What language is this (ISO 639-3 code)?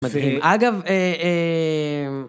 heb